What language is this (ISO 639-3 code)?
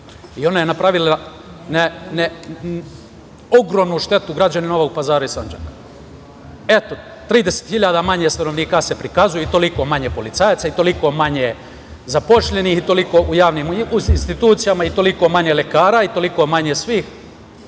srp